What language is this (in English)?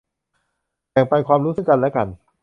Thai